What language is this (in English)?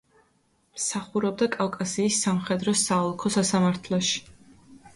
Georgian